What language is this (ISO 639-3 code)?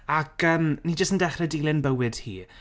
cym